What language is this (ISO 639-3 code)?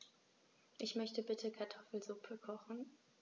deu